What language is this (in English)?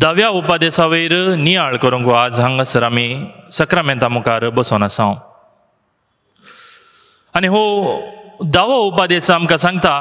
Marathi